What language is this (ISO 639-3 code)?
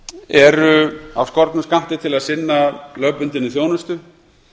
isl